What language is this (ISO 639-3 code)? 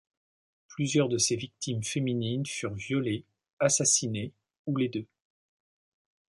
fra